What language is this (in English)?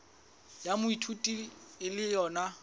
Southern Sotho